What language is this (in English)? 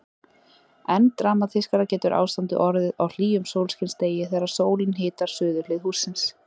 Icelandic